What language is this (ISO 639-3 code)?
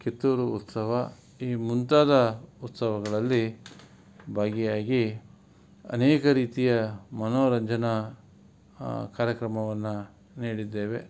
kan